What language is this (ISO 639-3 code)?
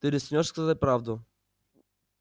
rus